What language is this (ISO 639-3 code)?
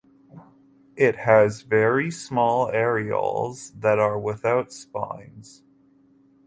eng